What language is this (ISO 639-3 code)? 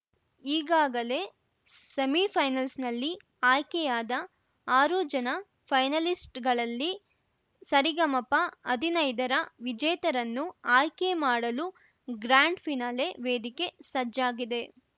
kan